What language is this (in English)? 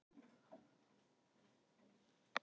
Icelandic